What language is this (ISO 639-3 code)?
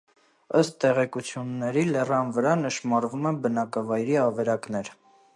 hye